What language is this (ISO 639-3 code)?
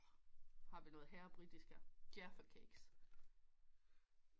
dan